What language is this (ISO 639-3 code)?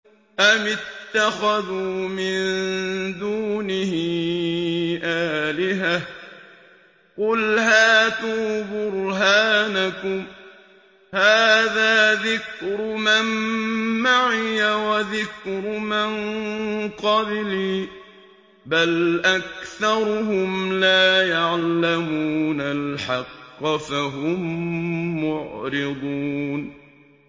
ara